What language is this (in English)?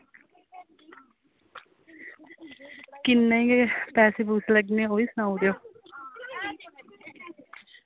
Dogri